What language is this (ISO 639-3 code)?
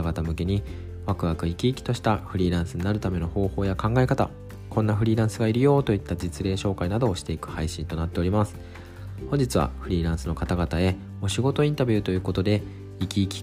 jpn